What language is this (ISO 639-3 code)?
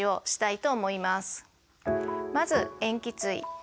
jpn